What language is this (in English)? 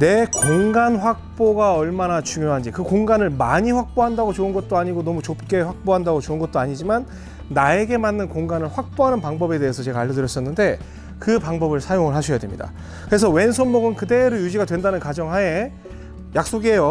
Korean